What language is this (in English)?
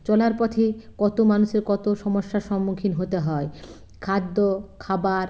Bangla